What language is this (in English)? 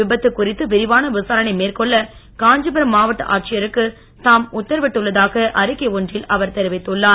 Tamil